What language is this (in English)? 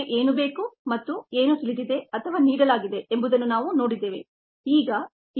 Kannada